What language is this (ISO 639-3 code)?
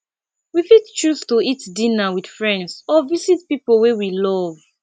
pcm